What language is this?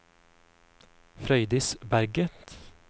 Norwegian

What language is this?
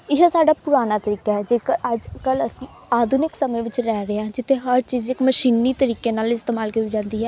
Punjabi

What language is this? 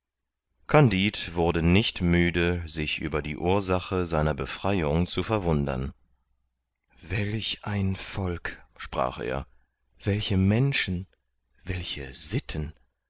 German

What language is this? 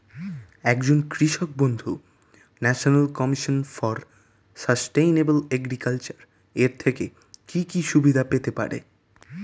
Bangla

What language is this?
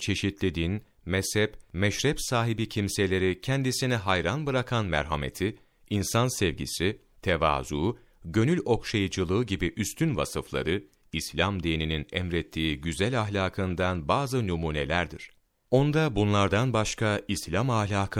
Turkish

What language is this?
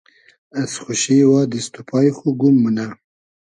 Hazaragi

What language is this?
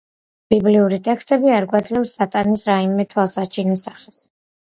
Georgian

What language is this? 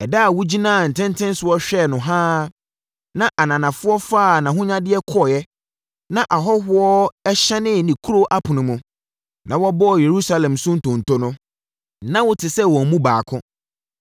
Akan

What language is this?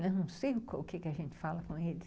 Portuguese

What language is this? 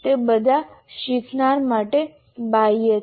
Gujarati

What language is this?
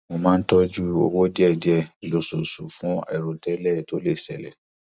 Yoruba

